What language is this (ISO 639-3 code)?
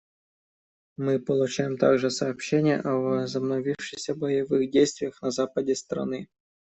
rus